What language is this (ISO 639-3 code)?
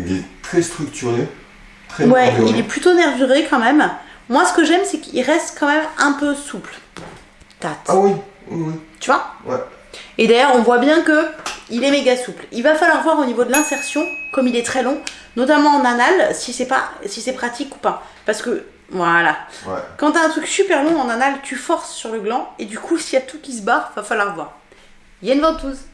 fra